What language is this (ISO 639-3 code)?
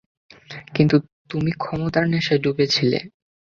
ben